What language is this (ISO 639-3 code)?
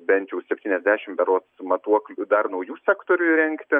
lit